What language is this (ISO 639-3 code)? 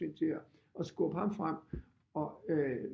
dan